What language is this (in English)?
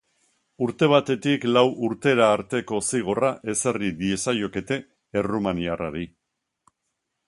Basque